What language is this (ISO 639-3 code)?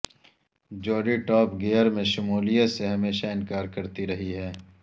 urd